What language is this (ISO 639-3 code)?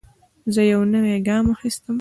pus